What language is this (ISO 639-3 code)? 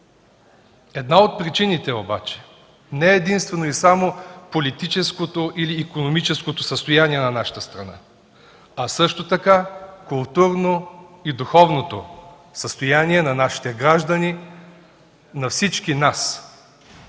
bul